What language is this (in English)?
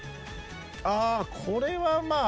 Japanese